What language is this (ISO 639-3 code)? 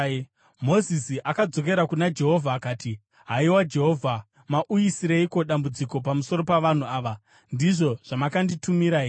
sna